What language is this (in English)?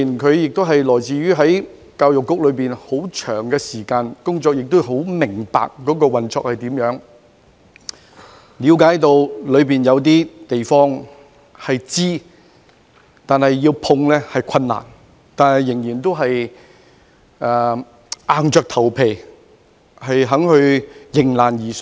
Cantonese